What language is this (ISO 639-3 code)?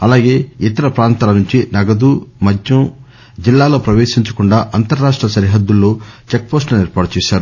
tel